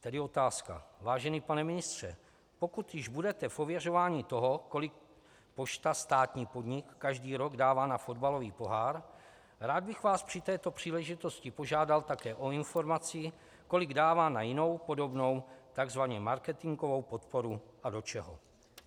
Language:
Czech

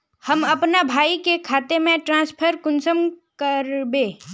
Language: Magahi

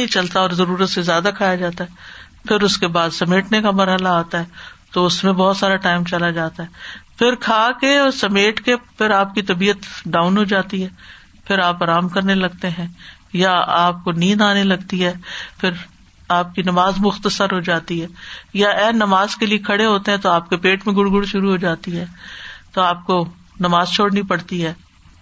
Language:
Urdu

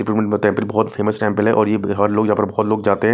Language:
Hindi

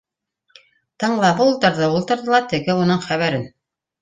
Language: Bashkir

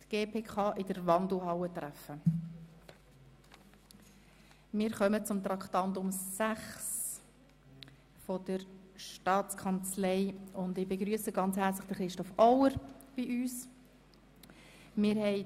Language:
Swiss German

